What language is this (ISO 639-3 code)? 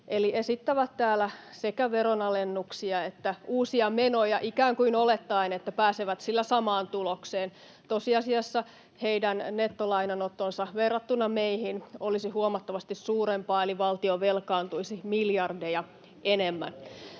fin